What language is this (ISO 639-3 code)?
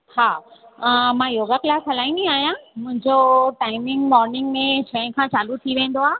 snd